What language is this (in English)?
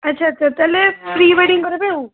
Odia